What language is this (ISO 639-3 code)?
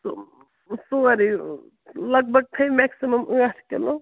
kas